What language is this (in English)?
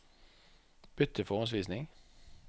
Norwegian